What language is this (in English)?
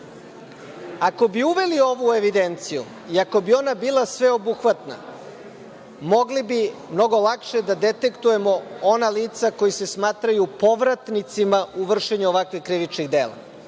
Serbian